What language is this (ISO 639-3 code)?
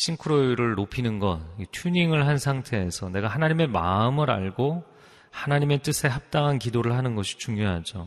kor